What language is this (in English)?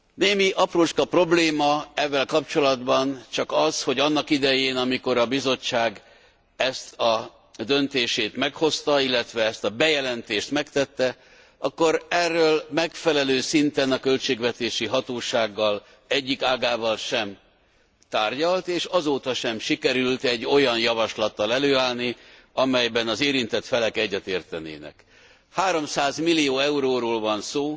Hungarian